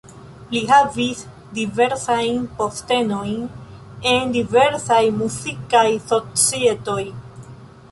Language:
Esperanto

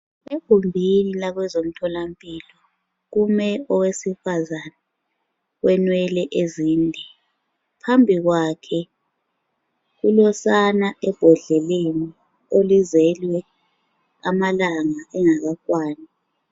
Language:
North Ndebele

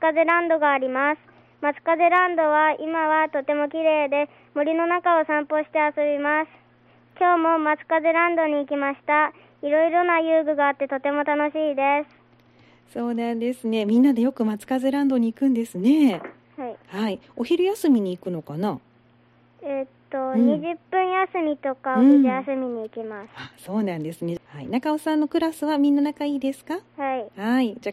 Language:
Japanese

